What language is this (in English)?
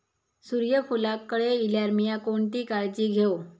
Marathi